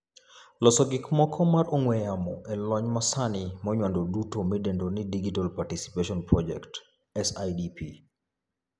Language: Luo (Kenya and Tanzania)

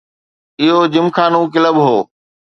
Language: Sindhi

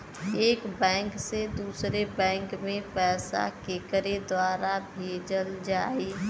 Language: Bhojpuri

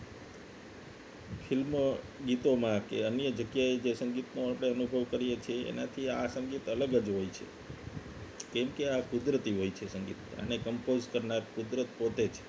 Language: Gujarati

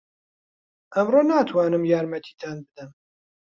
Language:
Central Kurdish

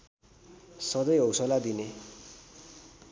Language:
Nepali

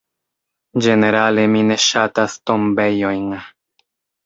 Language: Esperanto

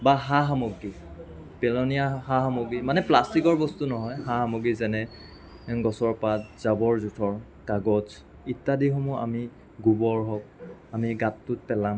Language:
Assamese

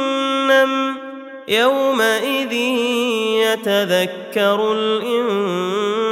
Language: Arabic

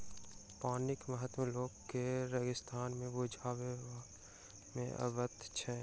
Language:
Maithili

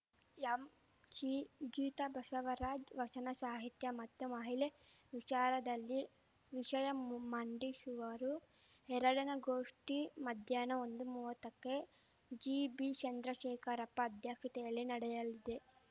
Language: Kannada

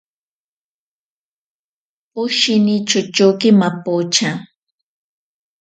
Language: Ashéninka Perené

